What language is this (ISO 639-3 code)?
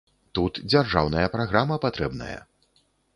bel